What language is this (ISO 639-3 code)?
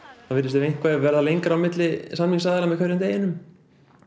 isl